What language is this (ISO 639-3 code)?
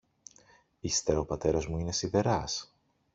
ell